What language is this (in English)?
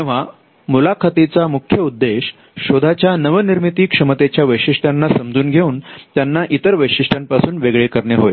Marathi